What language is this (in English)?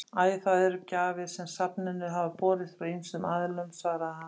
Icelandic